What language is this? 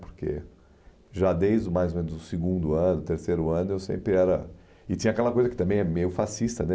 Portuguese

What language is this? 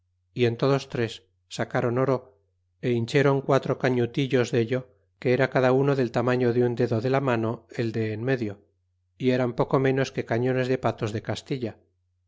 Spanish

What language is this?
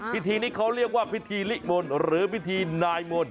Thai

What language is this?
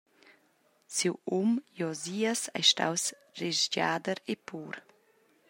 Romansh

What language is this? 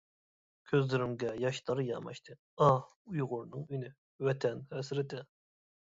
Uyghur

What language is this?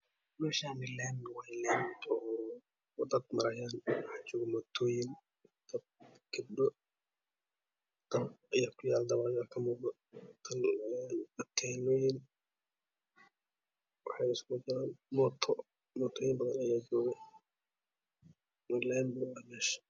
Somali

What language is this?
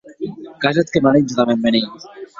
Occitan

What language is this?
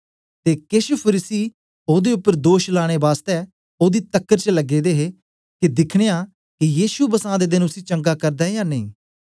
Dogri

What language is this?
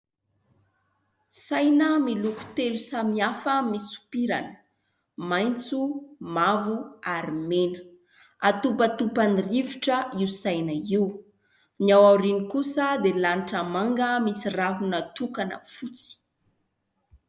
Malagasy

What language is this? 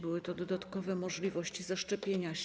Polish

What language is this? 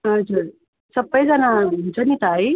Nepali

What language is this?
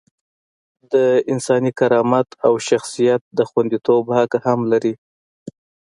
Pashto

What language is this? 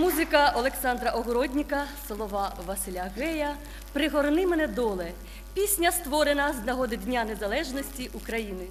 Ukrainian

